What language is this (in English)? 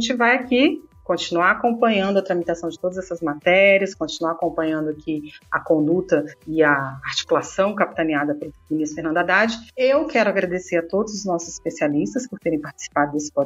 Portuguese